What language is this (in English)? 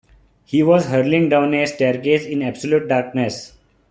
English